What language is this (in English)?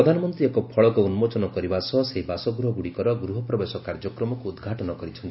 Odia